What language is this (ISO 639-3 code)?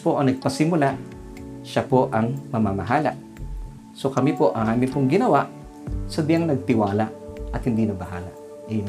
fil